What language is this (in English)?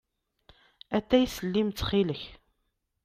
Kabyle